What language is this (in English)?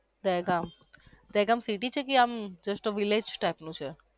Gujarati